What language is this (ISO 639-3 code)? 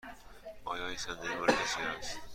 fas